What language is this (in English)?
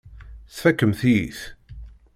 Kabyle